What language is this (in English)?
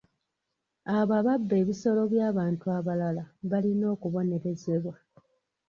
Ganda